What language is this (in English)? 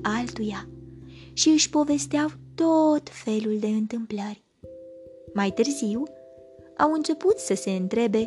Romanian